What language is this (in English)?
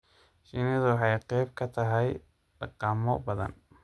Somali